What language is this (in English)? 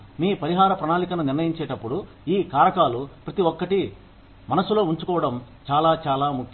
Telugu